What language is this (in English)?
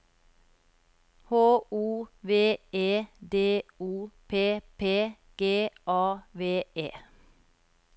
Norwegian